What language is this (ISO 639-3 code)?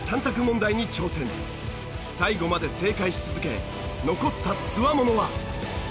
jpn